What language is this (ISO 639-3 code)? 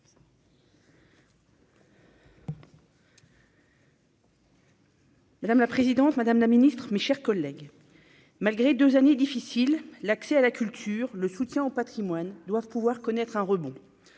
fra